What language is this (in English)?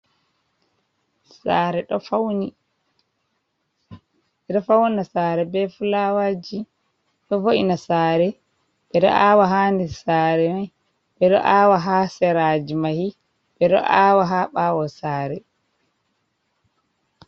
Fula